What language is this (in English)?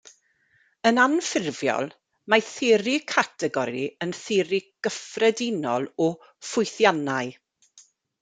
Welsh